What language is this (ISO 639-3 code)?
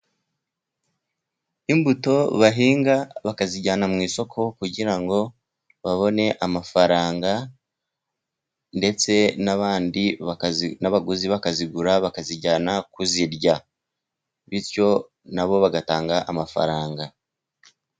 kin